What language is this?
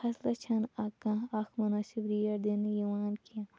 Kashmiri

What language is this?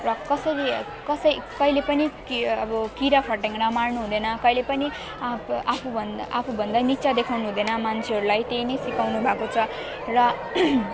Nepali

